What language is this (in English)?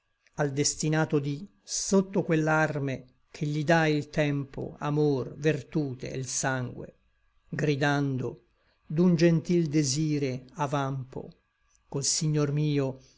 Italian